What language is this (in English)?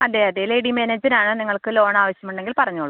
Malayalam